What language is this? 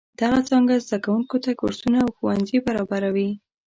Pashto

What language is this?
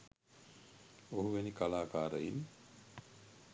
Sinhala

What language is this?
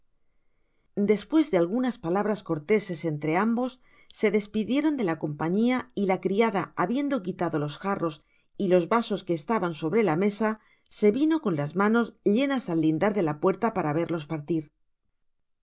Spanish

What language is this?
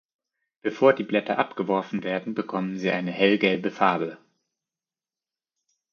German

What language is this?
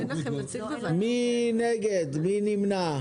Hebrew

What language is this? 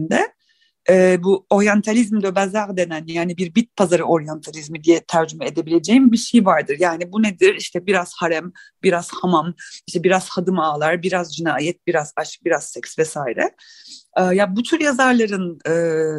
Turkish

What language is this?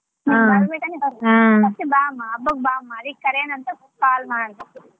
Kannada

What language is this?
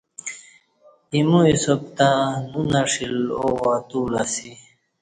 Kati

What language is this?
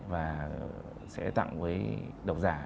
Vietnamese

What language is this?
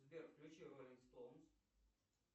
Russian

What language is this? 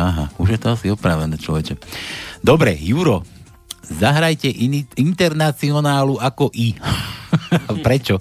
Slovak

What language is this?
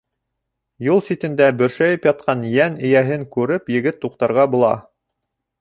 Bashkir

